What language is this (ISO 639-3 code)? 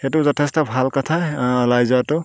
asm